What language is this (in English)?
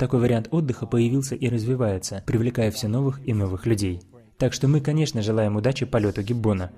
Russian